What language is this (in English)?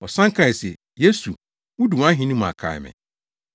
Akan